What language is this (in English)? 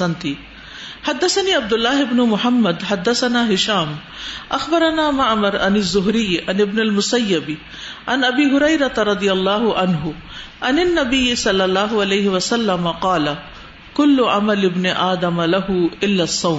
Urdu